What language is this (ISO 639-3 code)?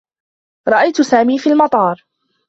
ara